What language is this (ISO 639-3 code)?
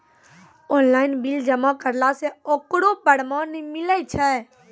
mai